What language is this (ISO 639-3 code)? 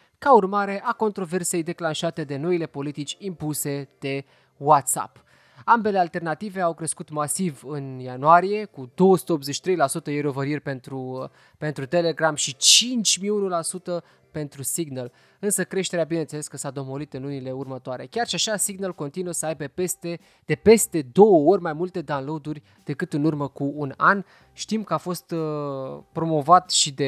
ron